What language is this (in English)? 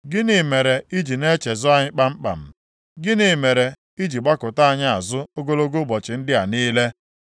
Igbo